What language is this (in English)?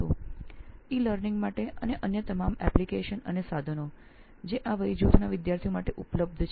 Gujarati